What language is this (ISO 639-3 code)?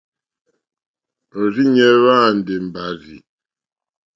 bri